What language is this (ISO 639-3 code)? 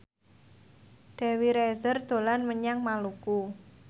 jav